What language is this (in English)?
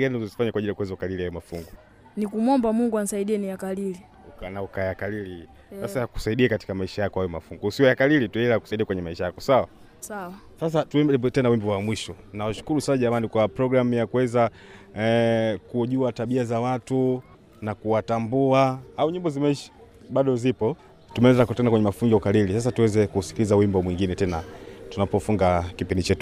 Swahili